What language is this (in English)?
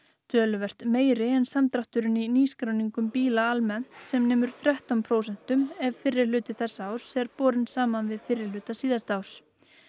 Icelandic